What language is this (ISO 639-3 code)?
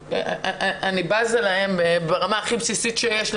heb